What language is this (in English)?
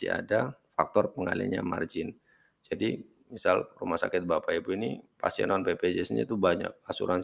Indonesian